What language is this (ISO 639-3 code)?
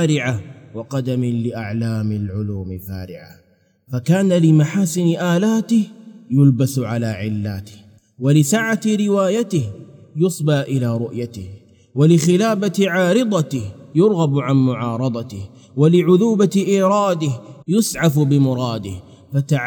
ara